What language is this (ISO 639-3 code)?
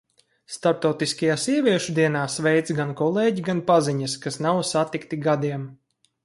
lav